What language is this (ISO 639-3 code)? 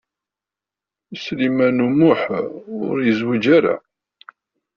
kab